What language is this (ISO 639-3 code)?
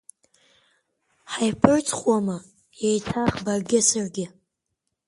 abk